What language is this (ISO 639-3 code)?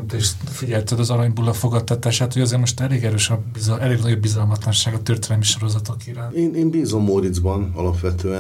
hun